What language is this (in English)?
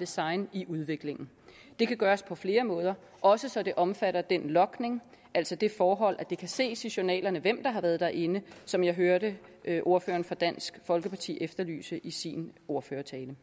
Danish